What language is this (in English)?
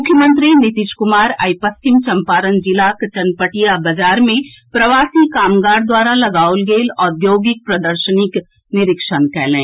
Maithili